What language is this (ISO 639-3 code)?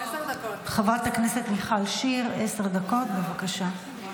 heb